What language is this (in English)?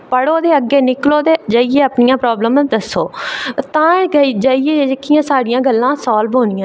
Dogri